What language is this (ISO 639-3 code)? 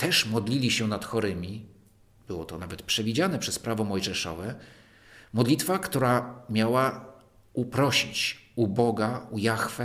pol